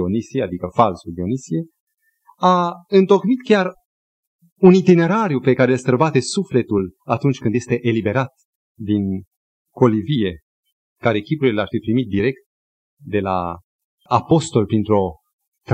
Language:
Romanian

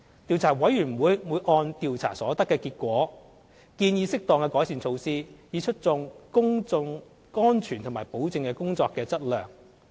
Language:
Cantonese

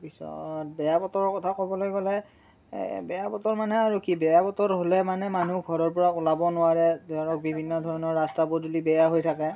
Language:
Assamese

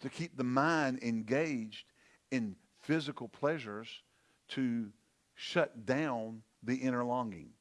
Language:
English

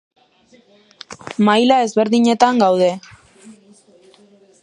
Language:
Basque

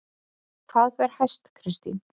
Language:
Icelandic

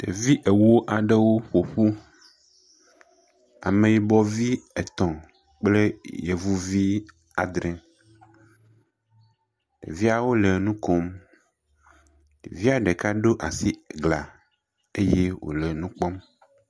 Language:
Ewe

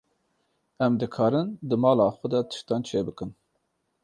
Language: Kurdish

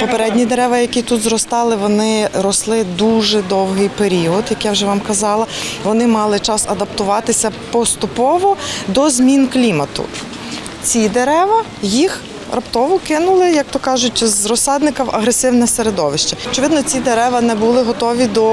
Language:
Ukrainian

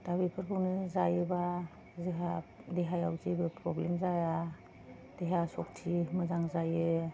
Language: Bodo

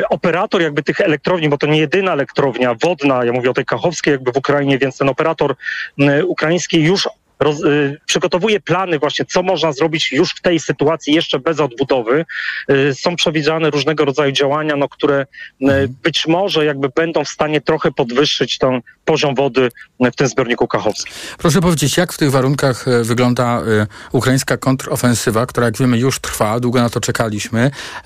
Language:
Polish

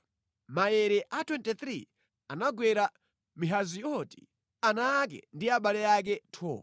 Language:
Nyanja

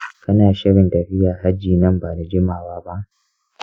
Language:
Hausa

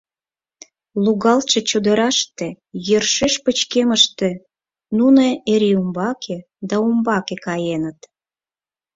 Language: Mari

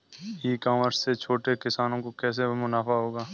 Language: Hindi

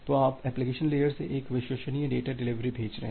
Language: Hindi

